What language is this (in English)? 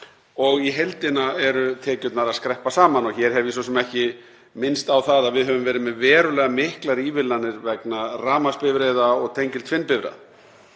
Icelandic